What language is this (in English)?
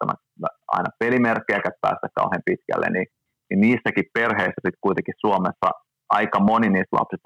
Finnish